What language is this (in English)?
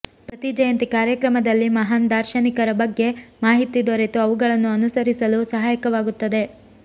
Kannada